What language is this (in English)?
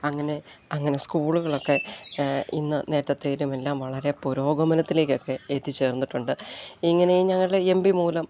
Malayalam